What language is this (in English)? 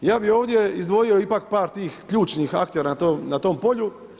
Croatian